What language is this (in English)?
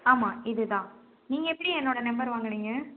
Tamil